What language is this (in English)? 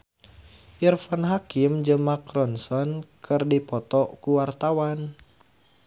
Sundanese